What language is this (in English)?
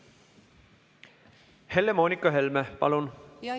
Estonian